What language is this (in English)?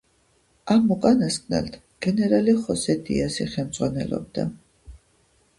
Georgian